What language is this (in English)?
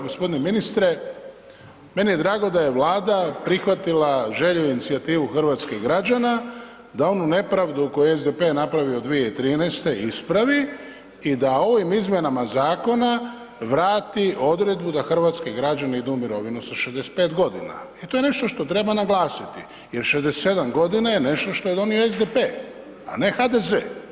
Croatian